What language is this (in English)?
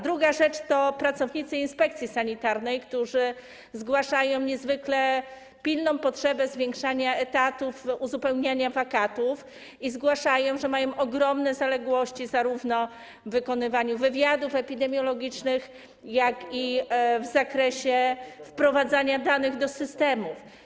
Polish